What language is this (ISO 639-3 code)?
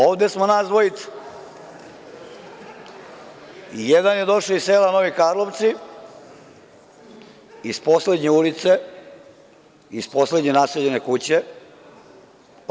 srp